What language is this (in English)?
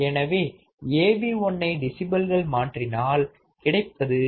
Tamil